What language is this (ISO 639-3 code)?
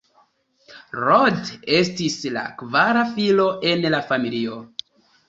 epo